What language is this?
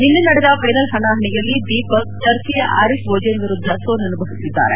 Kannada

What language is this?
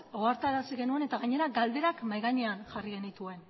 Basque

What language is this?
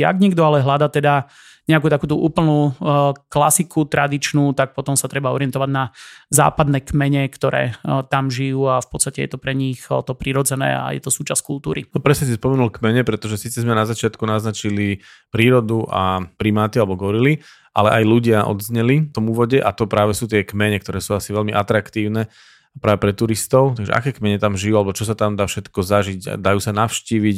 Slovak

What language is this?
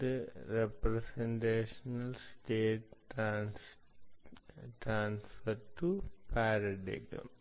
Malayalam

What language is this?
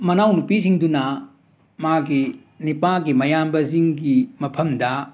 Manipuri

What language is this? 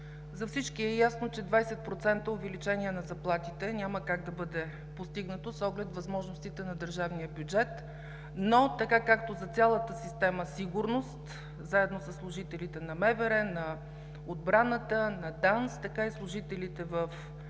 Bulgarian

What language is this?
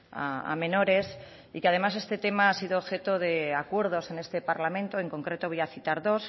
Spanish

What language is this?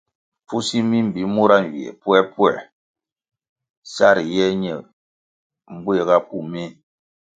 Kwasio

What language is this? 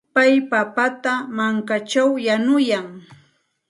Santa Ana de Tusi Pasco Quechua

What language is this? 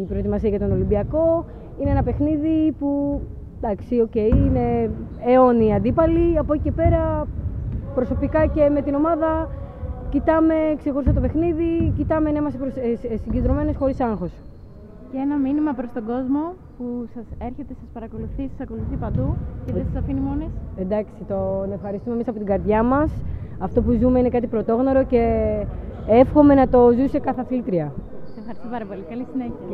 Greek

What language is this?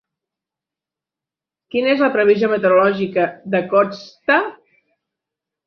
Catalan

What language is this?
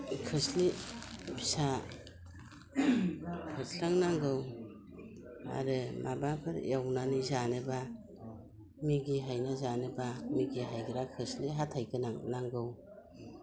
Bodo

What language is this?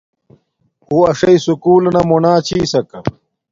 Domaaki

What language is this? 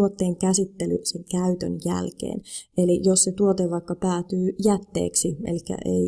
Finnish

